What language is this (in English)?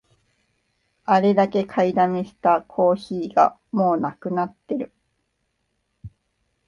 Japanese